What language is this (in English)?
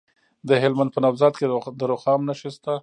Pashto